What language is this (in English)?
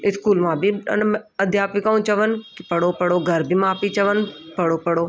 Sindhi